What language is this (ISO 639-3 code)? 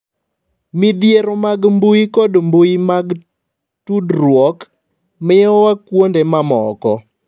luo